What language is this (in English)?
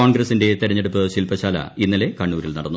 Malayalam